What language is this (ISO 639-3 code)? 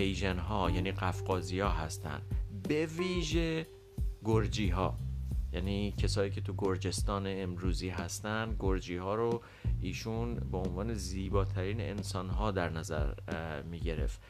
fas